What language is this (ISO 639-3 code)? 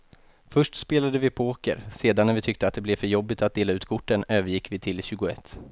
swe